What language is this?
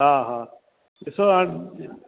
Sindhi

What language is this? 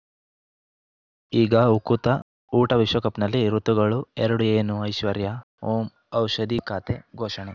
Kannada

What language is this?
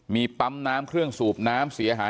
Thai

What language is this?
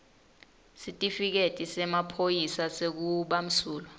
Swati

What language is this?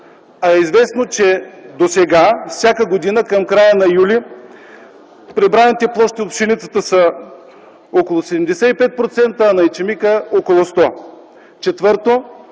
Bulgarian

